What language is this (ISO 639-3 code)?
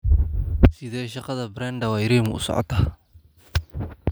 som